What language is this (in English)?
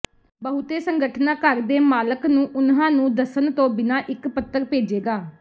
Punjabi